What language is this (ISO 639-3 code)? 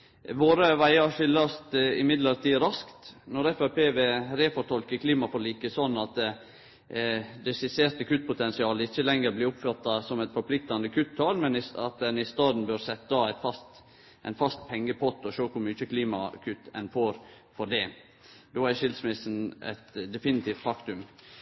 nno